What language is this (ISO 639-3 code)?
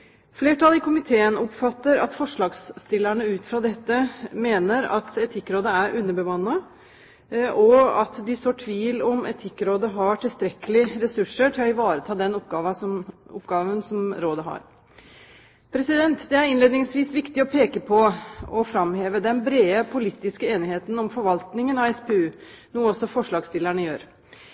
nob